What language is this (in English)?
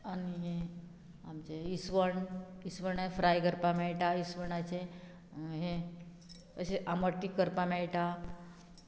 Konkani